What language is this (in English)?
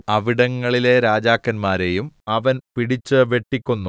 Malayalam